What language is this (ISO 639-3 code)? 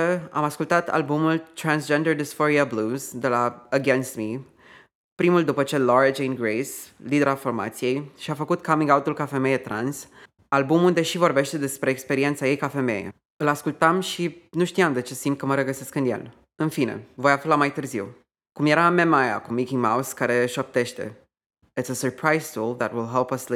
ron